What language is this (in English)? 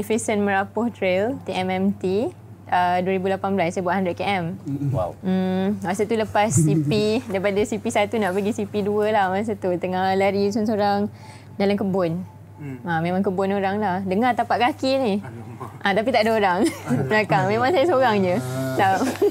Malay